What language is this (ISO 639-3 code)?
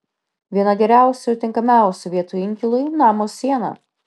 lit